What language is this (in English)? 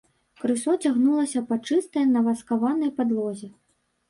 Belarusian